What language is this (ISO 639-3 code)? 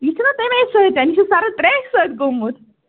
kas